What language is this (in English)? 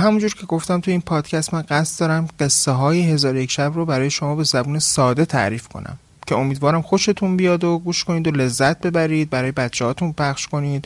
Persian